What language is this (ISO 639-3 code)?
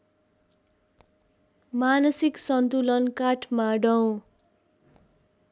nep